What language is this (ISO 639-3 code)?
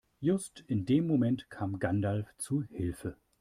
deu